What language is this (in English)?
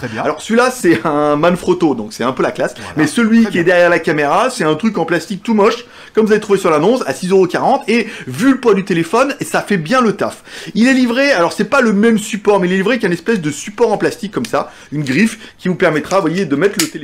French